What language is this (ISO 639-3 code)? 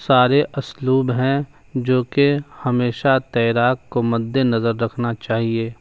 urd